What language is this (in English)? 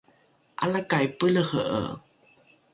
Rukai